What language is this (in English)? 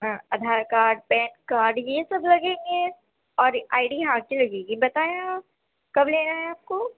Urdu